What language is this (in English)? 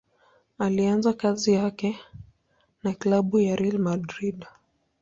Swahili